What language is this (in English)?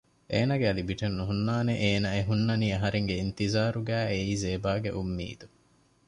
Divehi